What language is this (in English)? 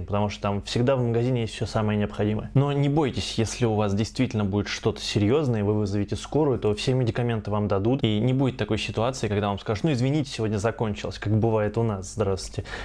Russian